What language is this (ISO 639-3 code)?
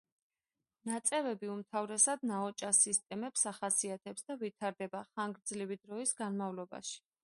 kat